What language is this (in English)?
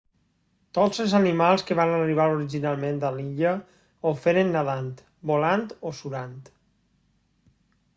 Catalan